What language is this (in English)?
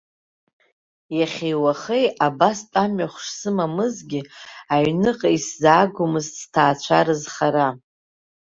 Abkhazian